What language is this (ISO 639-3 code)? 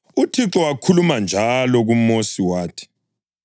nde